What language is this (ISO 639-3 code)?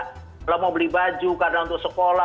ind